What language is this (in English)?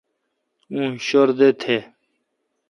Kalkoti